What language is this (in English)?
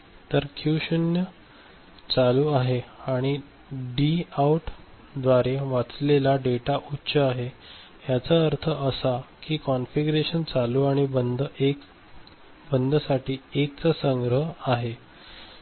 Marathi